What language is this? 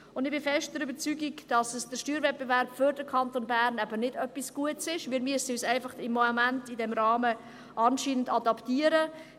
Swiss German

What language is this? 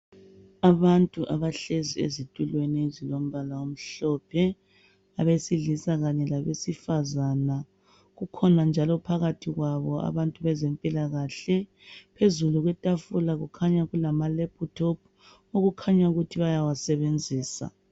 North Ndebele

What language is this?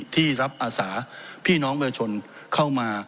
Thai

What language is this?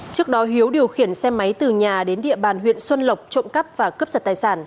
Vietnamese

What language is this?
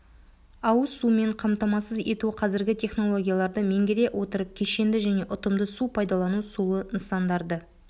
Kazakh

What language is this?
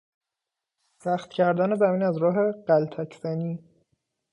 Persian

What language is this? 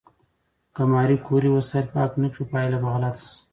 Pashto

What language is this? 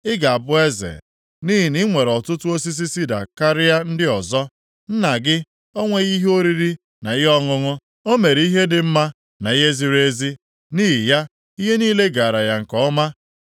Igbo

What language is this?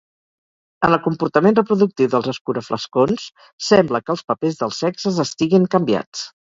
Catalan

